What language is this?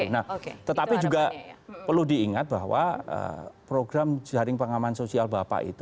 Indonesian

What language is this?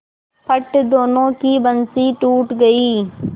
Hindi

